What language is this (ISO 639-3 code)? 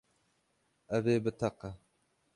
kur